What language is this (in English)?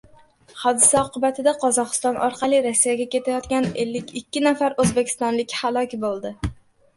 Uzbek